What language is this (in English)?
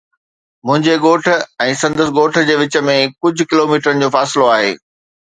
Sindhi